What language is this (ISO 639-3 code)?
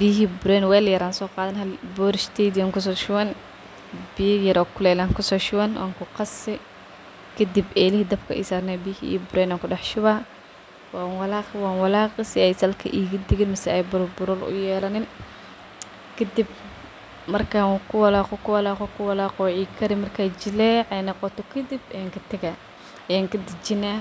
som